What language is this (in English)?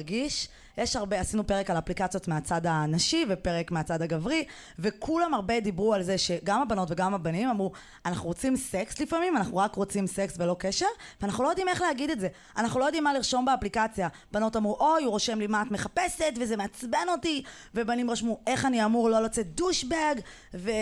Hebrew